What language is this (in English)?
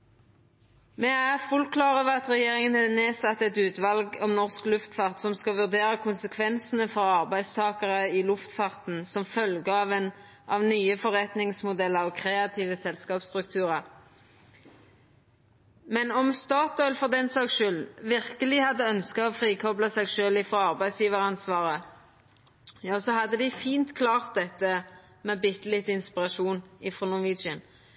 Norwegian Nynorsk